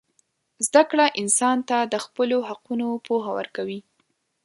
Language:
Pashto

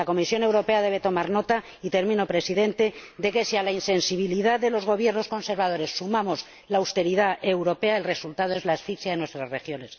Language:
Spanish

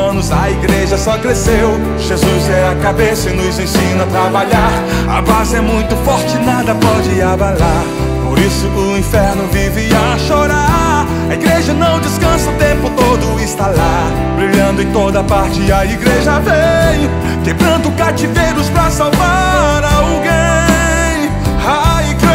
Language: Portuguese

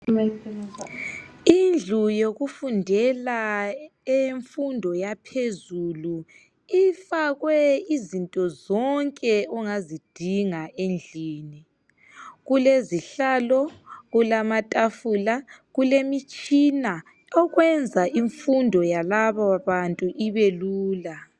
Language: North Ndebele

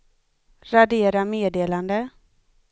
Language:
Swedish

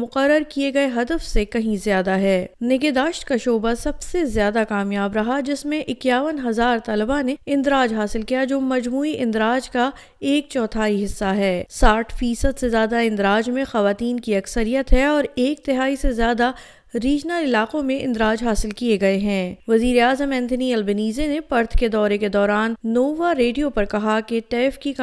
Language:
Urdu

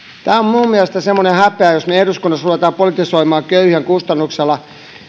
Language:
Finnish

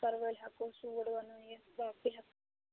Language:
Kashmiri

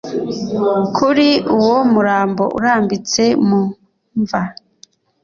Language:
Kinyarwanda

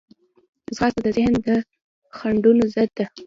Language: Pashto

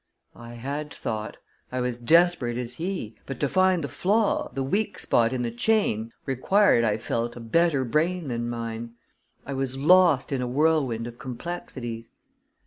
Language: English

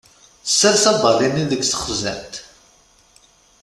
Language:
Kabyle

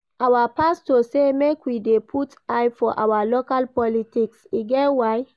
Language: Nigerian Pidgin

